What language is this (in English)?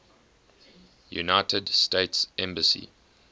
English